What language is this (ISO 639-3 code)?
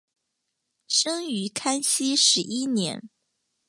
zho